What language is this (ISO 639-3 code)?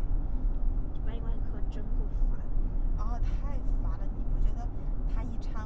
zho